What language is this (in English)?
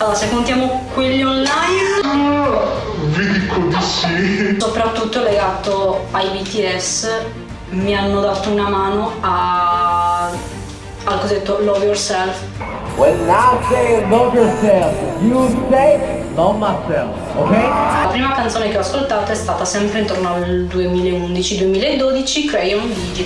Italian